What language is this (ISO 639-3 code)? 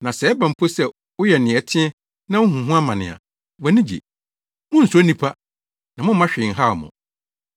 aka